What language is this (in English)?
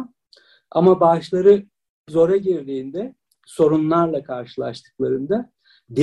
Turkish